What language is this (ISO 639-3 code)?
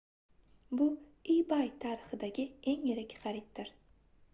uzb